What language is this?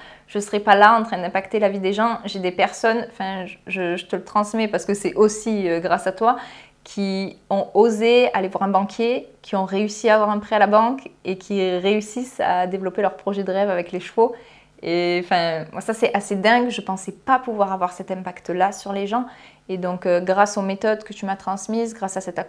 French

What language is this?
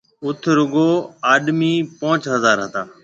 Marwari (Pakistan)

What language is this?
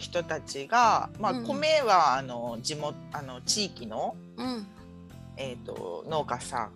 Japanese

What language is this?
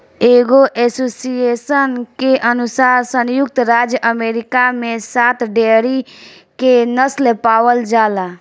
Bhojpuri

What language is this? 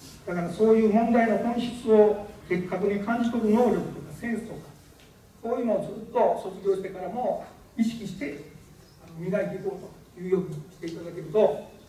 Japanese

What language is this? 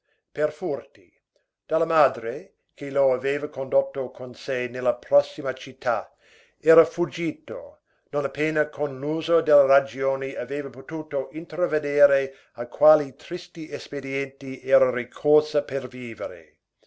Italian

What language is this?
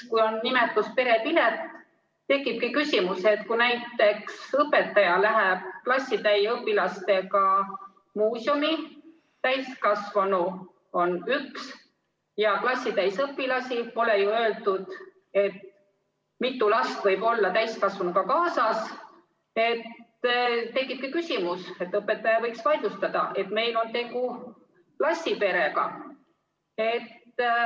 Estonian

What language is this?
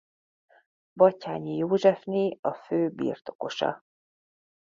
Hungarian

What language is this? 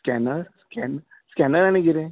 Konkani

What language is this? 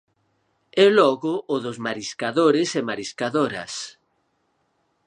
Galician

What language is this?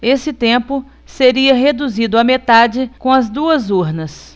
Portuguese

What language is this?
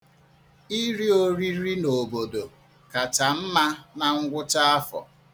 Igbo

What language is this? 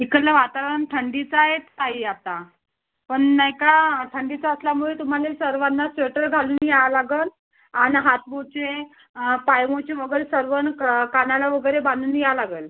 Marathi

